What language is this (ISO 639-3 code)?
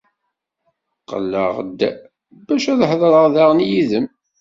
kab